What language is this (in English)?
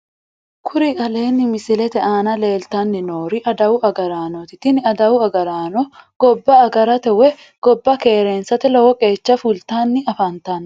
Sidamo